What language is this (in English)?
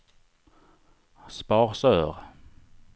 Swedish